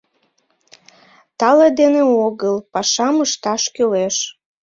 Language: Mari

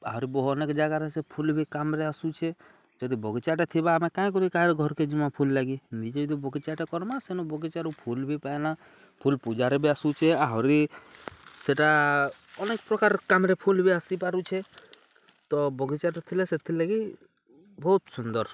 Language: Odia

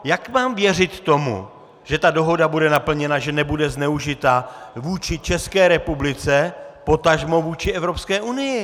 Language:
Czech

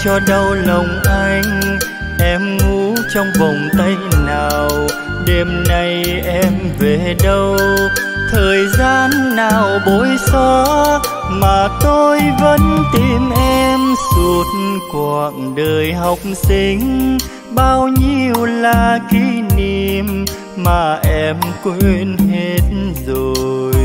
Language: Vietnamese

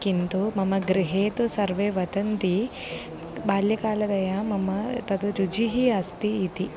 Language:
Sanskrit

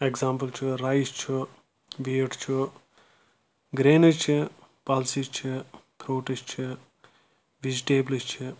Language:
Kashmiri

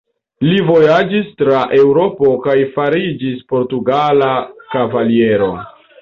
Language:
Esperanto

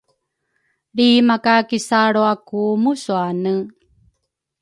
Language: Rukai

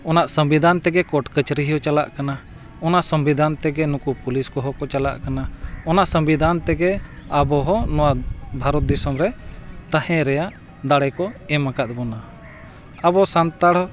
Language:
Santali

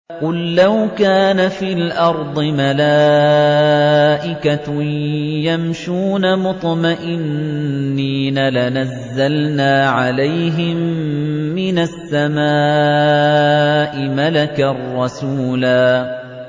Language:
Arabic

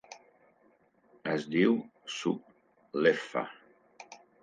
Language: Catalan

